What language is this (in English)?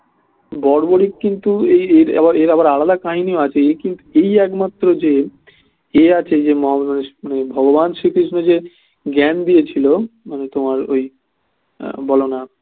Bangla